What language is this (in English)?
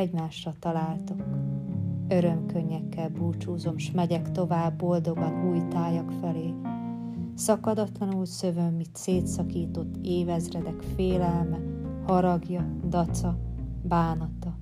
Hungarian